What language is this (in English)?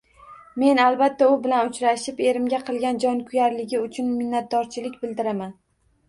Uzbek